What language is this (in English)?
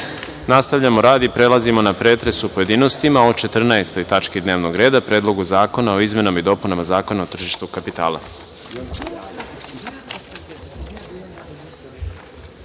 Serbian